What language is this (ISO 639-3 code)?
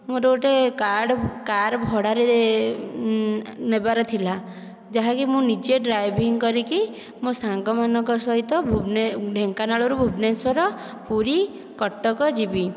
ori